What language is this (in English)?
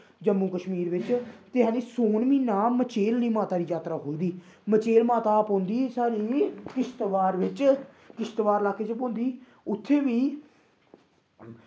Dogri